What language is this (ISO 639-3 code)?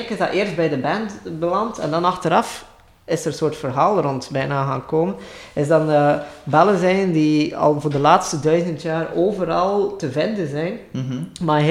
nld